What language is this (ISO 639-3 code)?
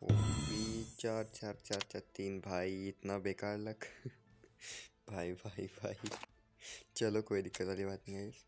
hin